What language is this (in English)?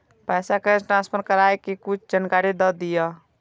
Maithili